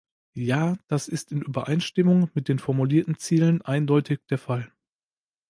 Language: German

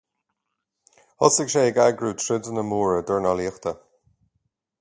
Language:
Irish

